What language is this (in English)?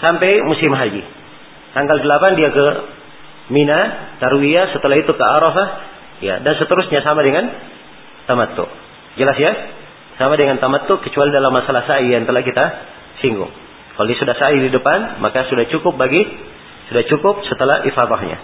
Malay